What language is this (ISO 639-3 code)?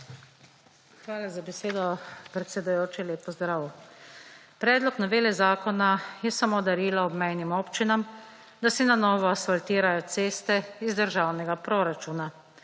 slv